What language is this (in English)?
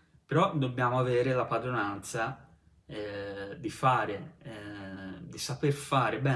Italian